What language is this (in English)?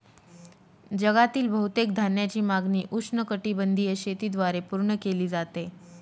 Marathi